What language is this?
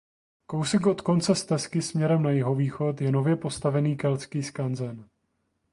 Czech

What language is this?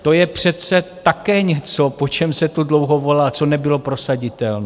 Czech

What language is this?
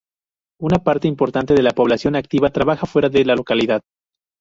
Spanish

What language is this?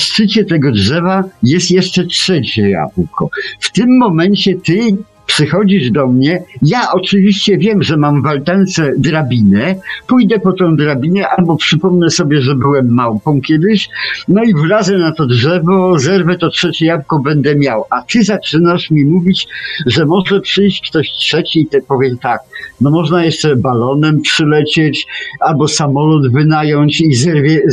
Polish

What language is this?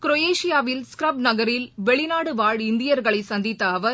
Tamil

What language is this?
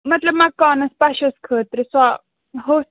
Kashmiri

